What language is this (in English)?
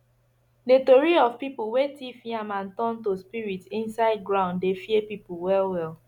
Nigerian Pidgin